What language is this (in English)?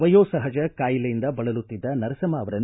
Kannada